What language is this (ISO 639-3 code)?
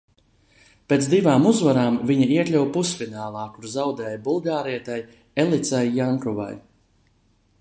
lav